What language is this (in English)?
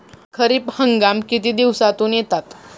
Marathi